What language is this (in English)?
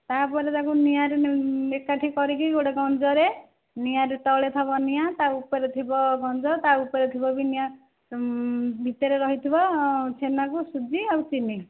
Odia